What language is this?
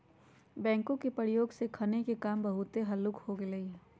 Magahi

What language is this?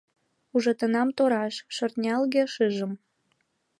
Mari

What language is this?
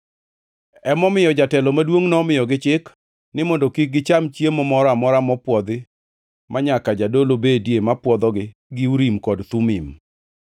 Luo (Kenya and Tanzania)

